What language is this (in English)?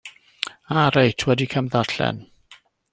Welsh